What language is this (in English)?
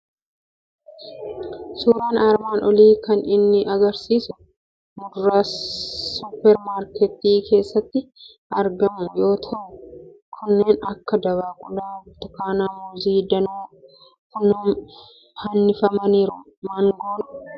Oromo